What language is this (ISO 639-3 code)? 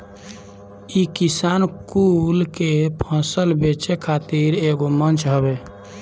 bho